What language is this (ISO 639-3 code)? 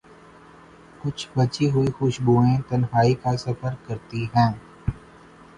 urd